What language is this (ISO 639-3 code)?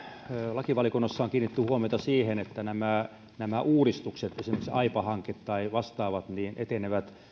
fin